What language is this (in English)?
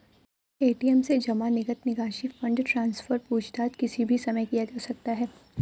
Hindi